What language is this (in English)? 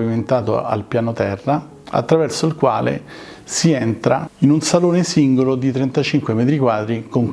Italian